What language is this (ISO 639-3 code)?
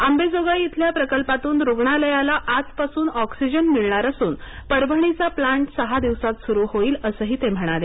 mar